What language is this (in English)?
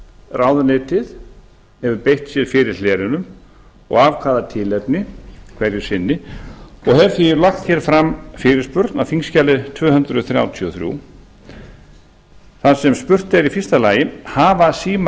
Icelandic